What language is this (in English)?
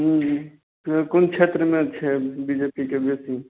Maithili